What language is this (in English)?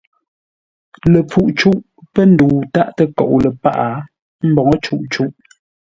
Ngombale